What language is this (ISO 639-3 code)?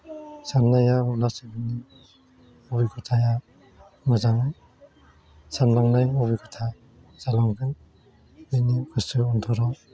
brx